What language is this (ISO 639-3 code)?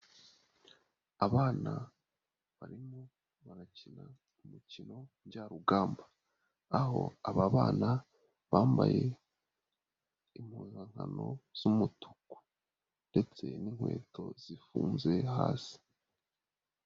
kin